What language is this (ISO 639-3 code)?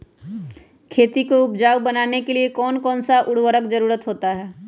mag